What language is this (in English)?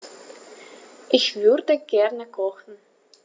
German